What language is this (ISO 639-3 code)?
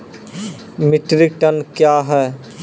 mai